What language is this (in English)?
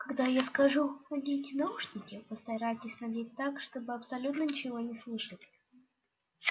Russian